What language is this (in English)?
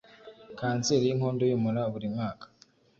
Kinyarwanda